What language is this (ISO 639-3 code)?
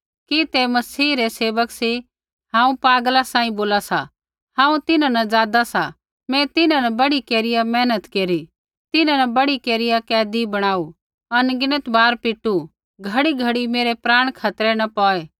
kfx